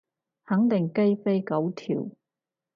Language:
Cantonese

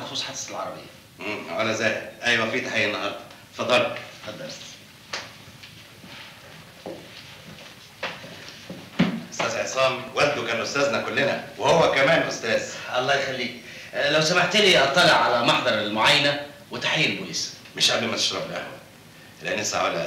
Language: Arabic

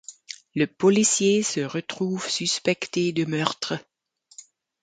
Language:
French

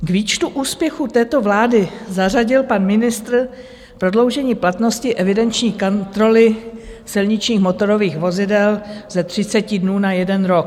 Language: Czech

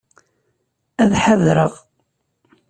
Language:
Kabyle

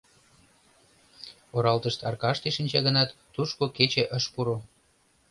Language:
Mari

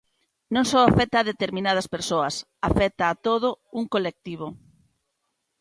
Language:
Galician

